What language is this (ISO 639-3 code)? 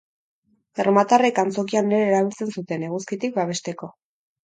eus